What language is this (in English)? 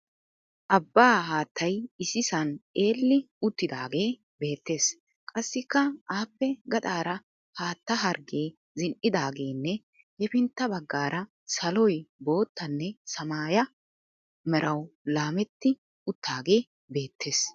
Wolaytta